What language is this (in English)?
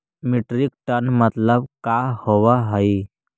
Magahi